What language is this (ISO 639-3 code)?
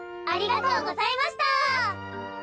jpn